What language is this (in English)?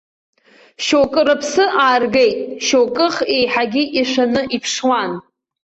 Abkhazian